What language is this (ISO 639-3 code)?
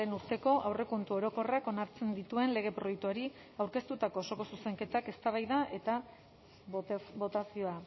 eus